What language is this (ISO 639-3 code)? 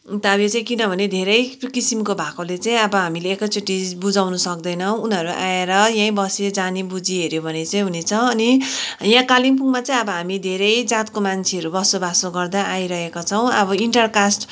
nep